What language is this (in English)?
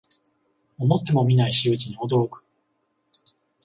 Japanese